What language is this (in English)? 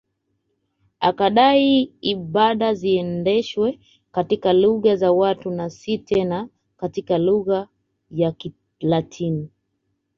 Swahili